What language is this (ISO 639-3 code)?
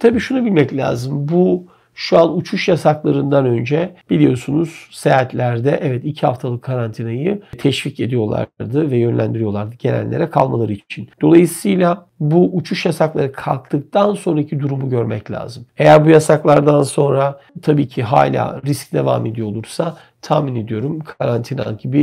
tur